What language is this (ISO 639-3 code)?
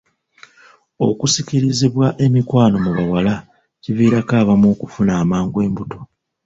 lug